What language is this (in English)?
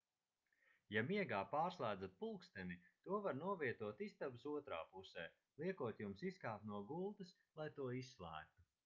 Latvian